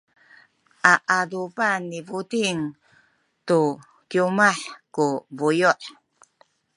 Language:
Sakizaya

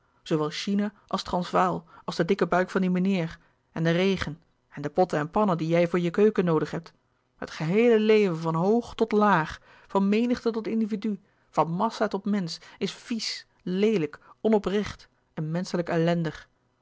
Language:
Dutch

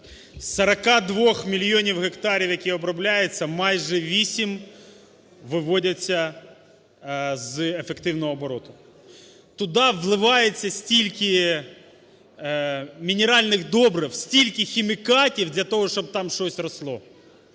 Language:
Ukrainian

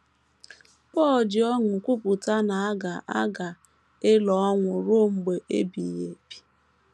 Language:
Igbo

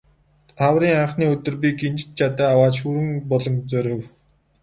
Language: Mongolian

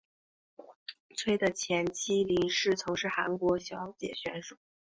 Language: Chinese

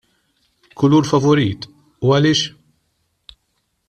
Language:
Maltese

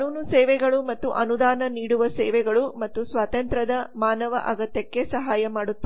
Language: Kannada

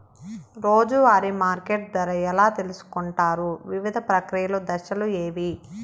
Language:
Telugu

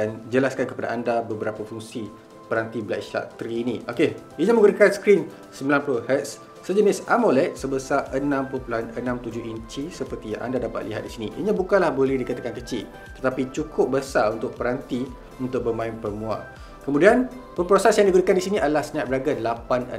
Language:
Malay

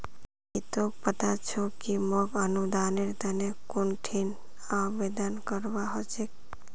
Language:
Magahi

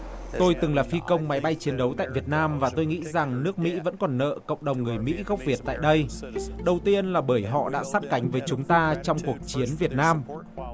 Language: Vietnamese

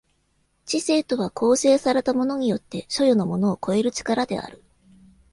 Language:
Japanese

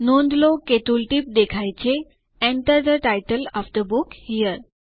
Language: Gujarati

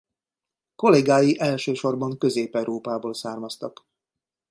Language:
Hungarian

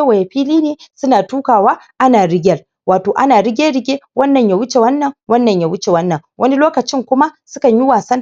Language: Hausa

